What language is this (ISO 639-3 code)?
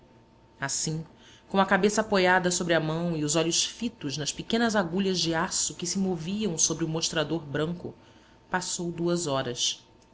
por